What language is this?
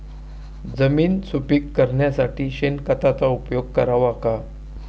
Marathi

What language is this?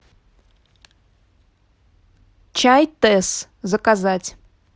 Russian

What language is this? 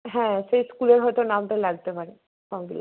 Bangla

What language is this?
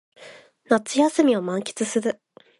Japanese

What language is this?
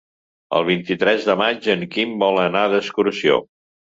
Catalan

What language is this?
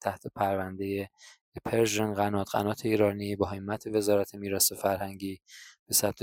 Persian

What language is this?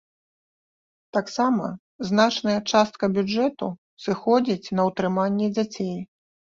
Belarusian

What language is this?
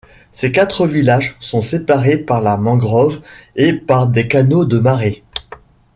French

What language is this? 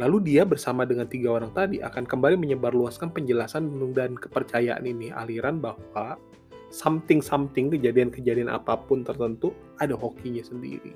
Indonesian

